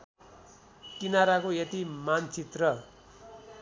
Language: Nepali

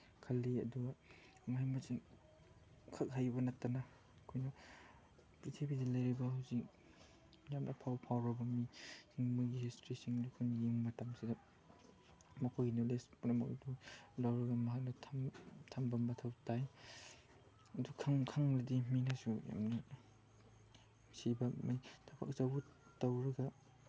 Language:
Manipuri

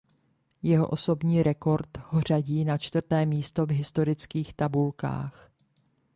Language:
Czech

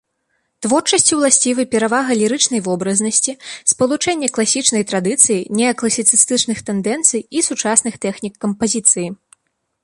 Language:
Belarusian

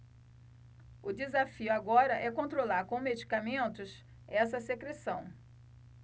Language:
Portuguese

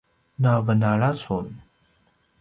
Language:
Paiwan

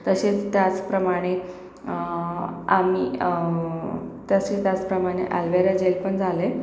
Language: Marathi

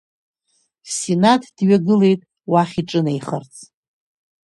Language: Abkhazian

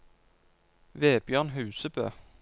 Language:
Norwegian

